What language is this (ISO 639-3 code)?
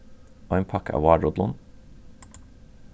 fao